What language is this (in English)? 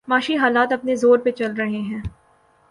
Urdu